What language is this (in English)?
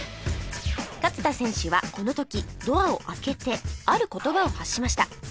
Japanese